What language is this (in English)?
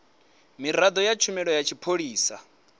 Venda